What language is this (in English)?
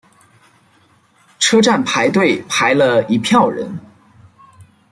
Chinese